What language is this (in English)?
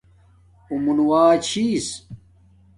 Domaaki